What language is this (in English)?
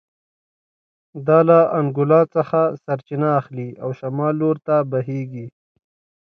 Pashto